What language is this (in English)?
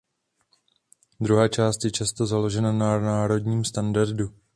Czech